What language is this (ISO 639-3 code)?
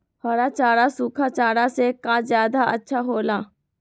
mag